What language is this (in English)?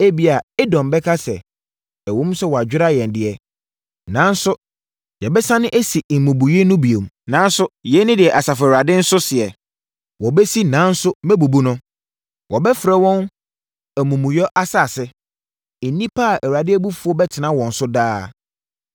Akan